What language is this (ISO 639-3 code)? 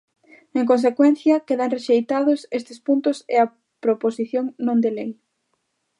glg